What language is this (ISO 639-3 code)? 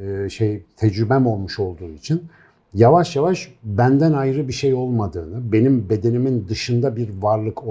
tur